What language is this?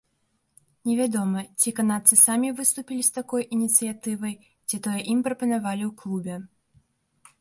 Belarusian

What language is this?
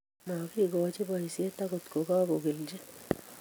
Kalenjin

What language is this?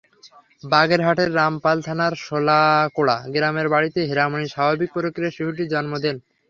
Bangla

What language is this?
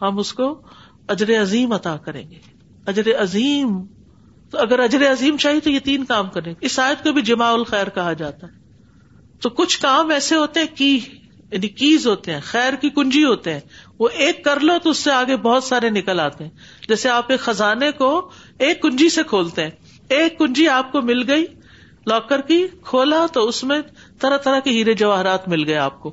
Urdu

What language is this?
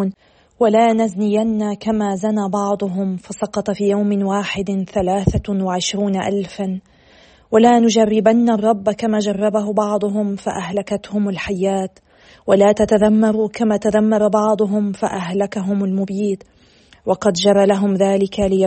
Arabic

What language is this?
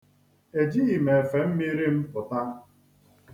Igbo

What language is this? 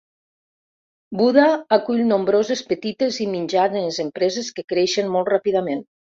Catalan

